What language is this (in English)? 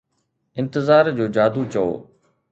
Sindhi